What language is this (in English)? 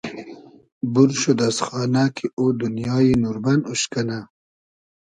Hazaragi